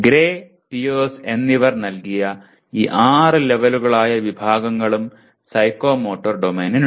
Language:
Malayalam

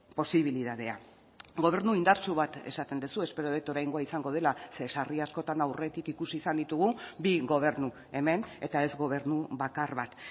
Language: Basque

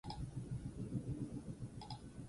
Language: Basque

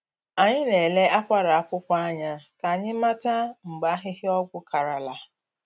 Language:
Igbo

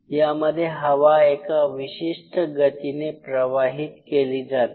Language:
Marathi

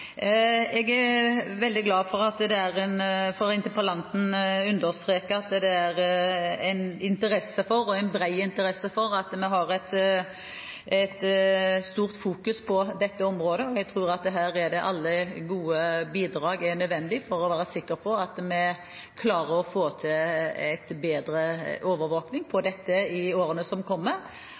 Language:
Norwegian Bokmål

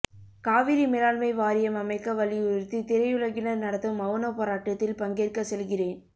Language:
Tamil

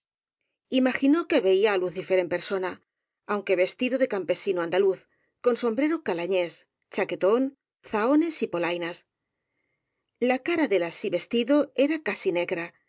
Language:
Spanish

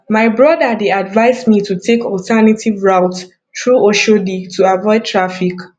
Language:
Nigerian Pidgin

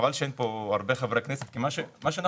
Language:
Hebrew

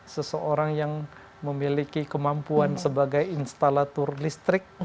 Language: Indonesian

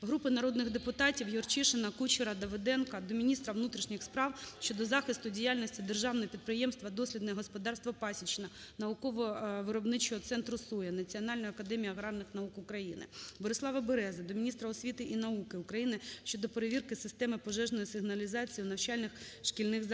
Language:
Ukrainian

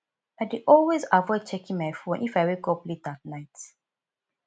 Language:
Nigerian Pidgin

